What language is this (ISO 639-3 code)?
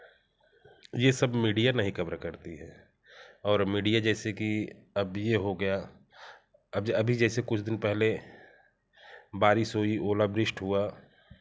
hin